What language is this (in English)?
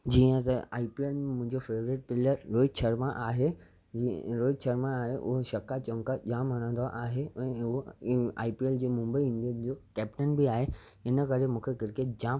Sindhi